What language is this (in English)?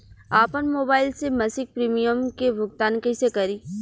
Bhojpuri